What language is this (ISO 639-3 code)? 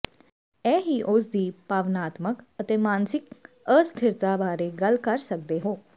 pan